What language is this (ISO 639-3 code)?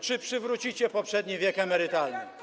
pol